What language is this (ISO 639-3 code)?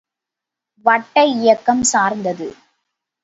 tam